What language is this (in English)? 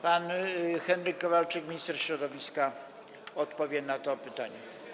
Polish